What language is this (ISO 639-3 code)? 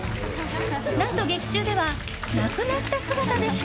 jpn